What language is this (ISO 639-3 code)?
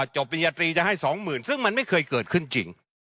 tha